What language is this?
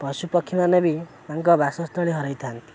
Odia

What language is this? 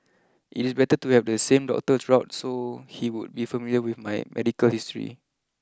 English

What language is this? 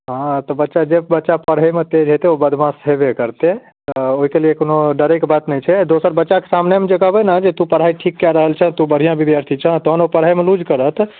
Maithili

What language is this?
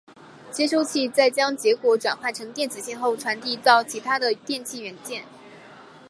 Chinese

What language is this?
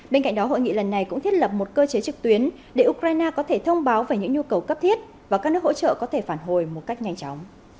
Vietnamese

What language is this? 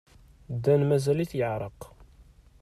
Kabyle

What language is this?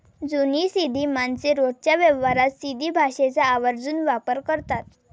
Marathi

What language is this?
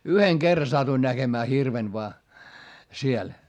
Finnish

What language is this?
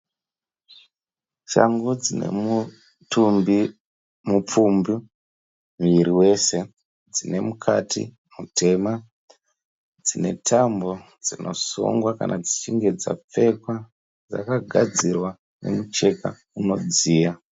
Shona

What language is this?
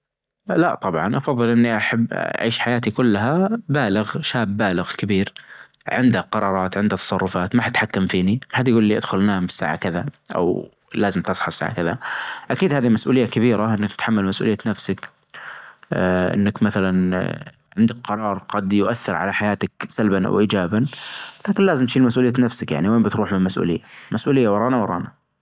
Najdi Arabic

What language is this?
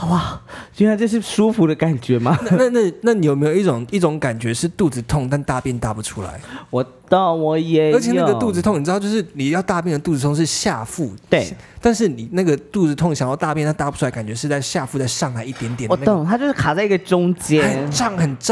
Chinese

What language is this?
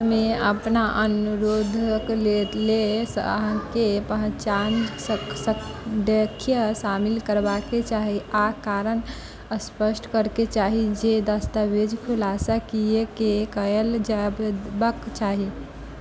Maithili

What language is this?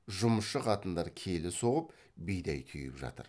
Kazakh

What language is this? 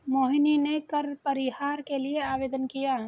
Hindi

